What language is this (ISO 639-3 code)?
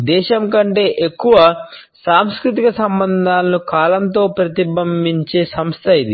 tel